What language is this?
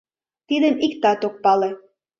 Mari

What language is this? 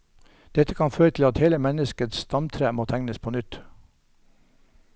Norwegian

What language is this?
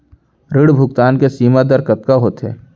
Chhattisgarhi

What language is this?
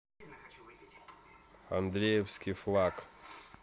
Russian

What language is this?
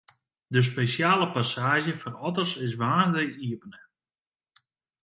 Western Frisian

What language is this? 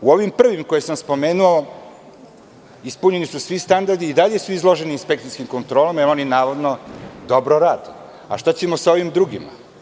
Serbian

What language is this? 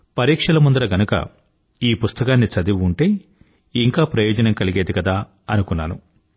Telugu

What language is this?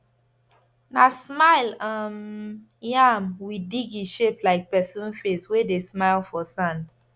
Nigerian Pidgin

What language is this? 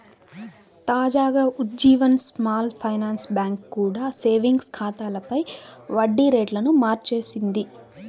Telugu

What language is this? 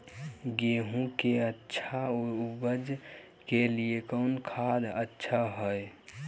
Magahi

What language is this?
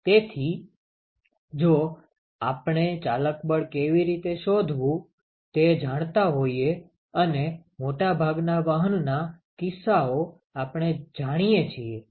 Gujarati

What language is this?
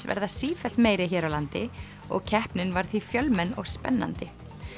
Icelandic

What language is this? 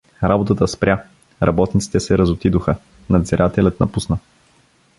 Bulgarian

